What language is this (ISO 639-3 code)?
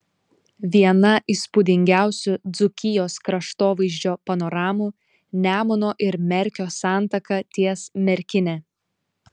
lit